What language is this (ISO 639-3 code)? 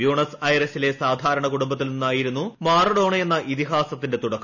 mal